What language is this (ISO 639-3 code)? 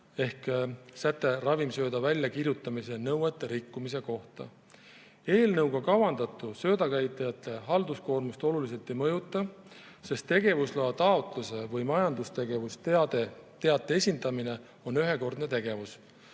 est